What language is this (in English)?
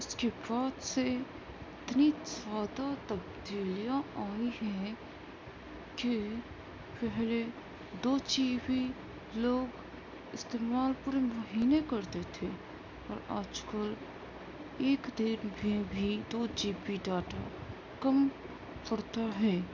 Urdu